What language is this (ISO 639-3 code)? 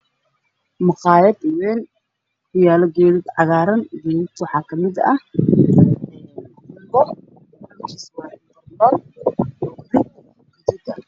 som